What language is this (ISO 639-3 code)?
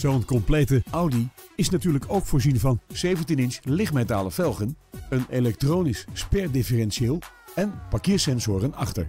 nld